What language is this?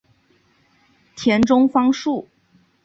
Chinese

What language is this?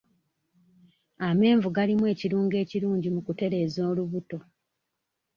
Ganda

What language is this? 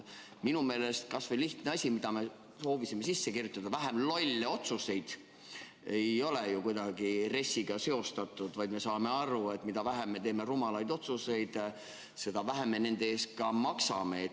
Estonian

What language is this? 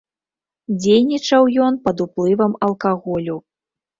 Belarusian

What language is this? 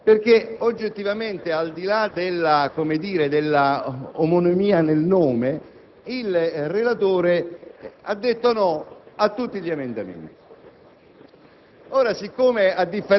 Italian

